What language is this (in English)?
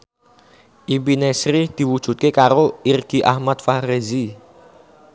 Javanese